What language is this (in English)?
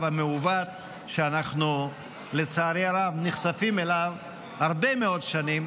Hebrew